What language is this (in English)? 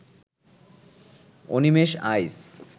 Bangla